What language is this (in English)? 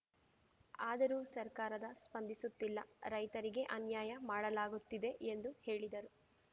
Kannada